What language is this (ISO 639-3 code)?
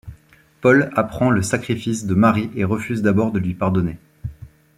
fra